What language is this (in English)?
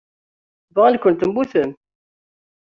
Kabyle